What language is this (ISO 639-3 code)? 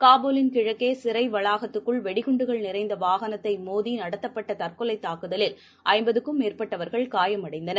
tam